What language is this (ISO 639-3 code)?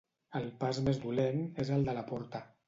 cat